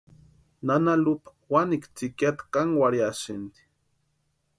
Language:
Western Highland Purepecha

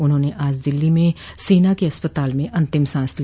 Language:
Hindi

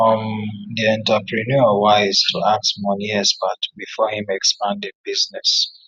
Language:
Nigerian Pidgin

